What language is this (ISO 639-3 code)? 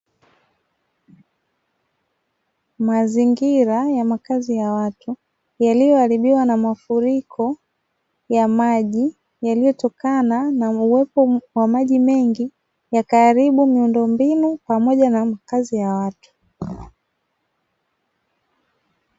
swa